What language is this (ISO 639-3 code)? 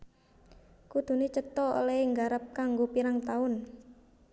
jav